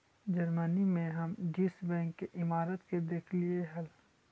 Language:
Magahi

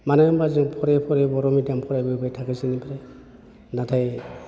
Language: Bodo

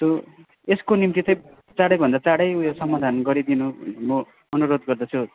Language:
Nepali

